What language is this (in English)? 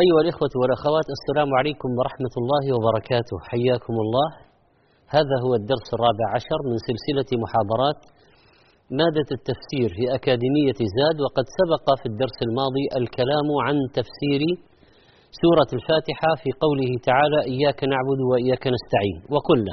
Arabic